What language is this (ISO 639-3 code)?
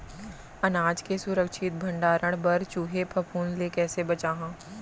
hne